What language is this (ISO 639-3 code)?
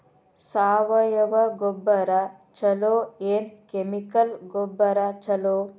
kan